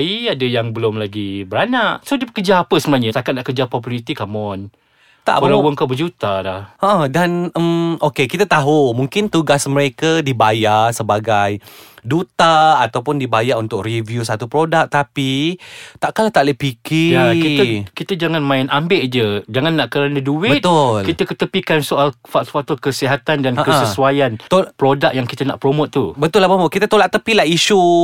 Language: Malay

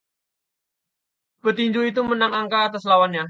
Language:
Indonesian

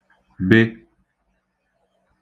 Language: Igbo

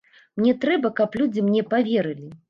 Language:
Belarusian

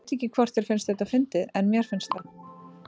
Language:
Icelandic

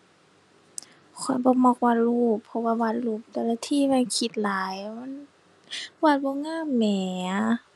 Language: Thai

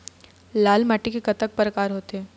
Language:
Chhattisgarhi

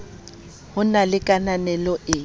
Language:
Southern Sotho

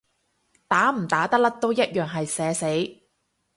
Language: Cantonese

